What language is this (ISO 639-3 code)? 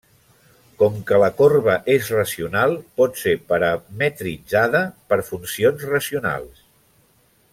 cat